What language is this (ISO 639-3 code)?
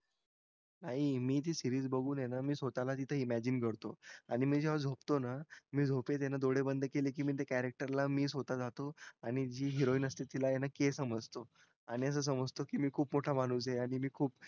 mar